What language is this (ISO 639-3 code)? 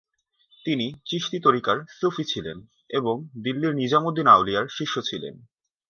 ben